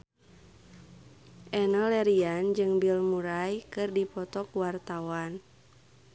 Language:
Sundanese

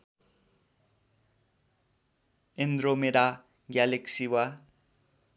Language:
Nepali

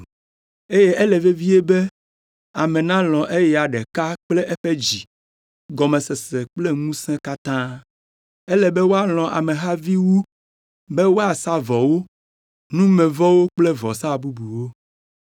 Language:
Ewe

